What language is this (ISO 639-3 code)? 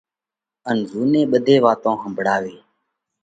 kvx